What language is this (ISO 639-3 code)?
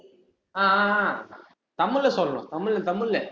tam